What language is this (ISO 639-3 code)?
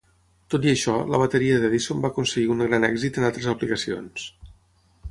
cat